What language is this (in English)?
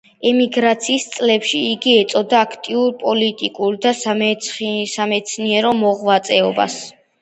Georgian